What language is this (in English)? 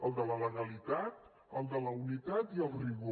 Catalan